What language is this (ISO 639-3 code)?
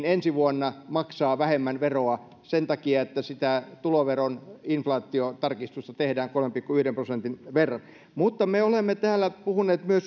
fin